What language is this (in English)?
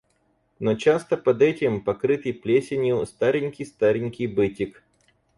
Russian